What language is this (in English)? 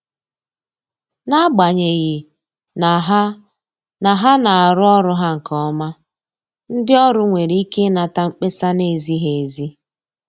Igbo